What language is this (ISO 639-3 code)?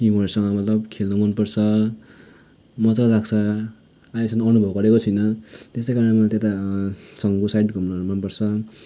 nep